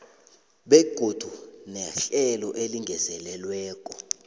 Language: South Ndebele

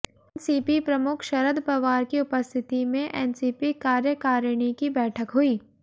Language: Hindi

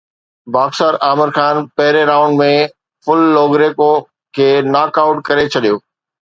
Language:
Sindhi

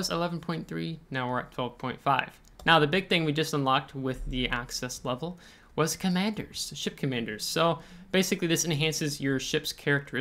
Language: English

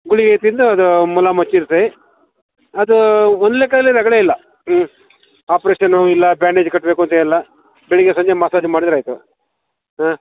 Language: Kannada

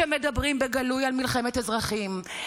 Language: Hebrew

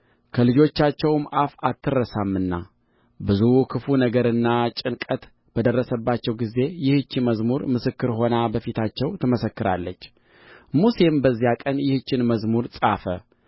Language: Amharic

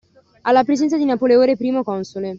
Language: Italian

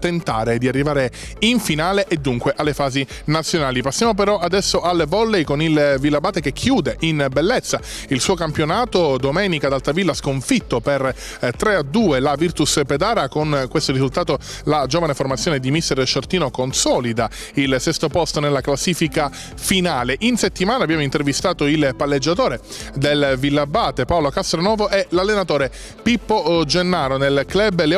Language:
Italian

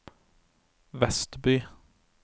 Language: Norwegian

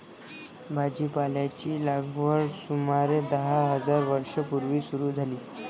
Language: Marathi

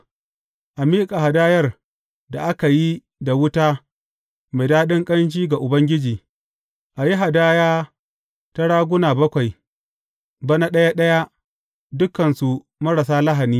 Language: Hausa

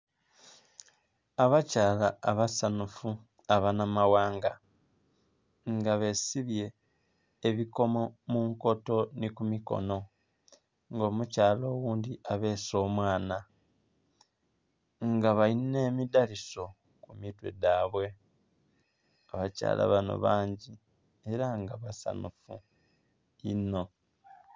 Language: Soga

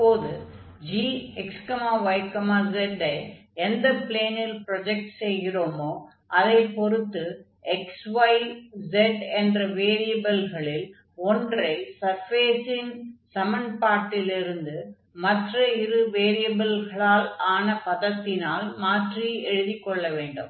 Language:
Tamil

